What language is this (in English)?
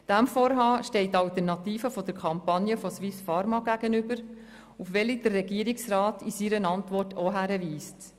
Swiss German